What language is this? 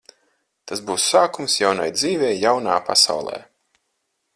Latvian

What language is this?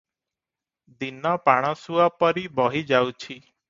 Odia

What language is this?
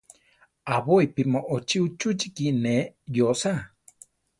Central Tarahumara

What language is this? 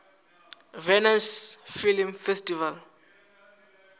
Venda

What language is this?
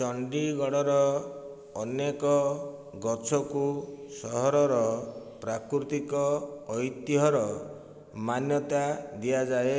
Odia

